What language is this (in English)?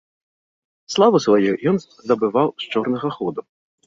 Belarusian